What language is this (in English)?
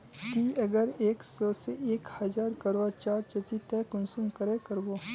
Magahi